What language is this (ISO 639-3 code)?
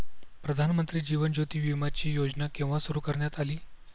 mar